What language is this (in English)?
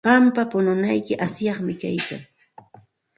Santa Ana de Tusi Pasco Quechua